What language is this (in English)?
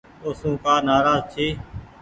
Goaria